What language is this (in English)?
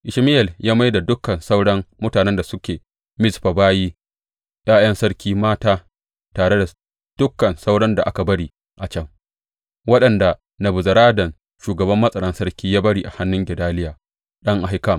Hausa